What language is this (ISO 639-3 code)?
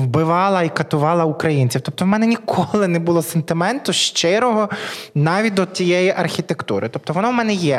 ukr